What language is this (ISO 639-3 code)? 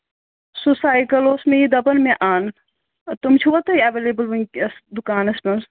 kas